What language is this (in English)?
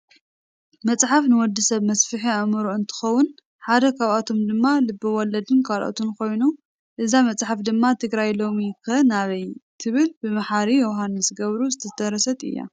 Tigrinya